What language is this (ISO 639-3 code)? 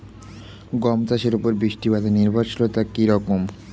ben